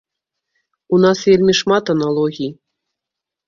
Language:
Belarusian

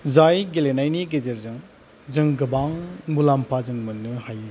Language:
Bodo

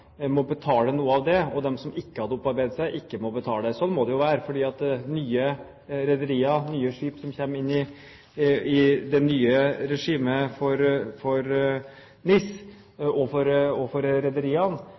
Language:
Norwegian Bokmål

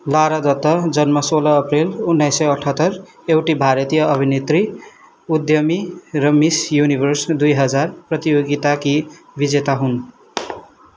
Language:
Nepali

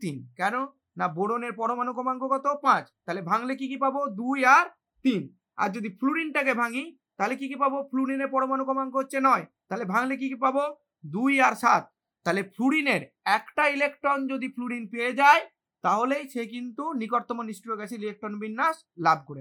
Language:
Hindi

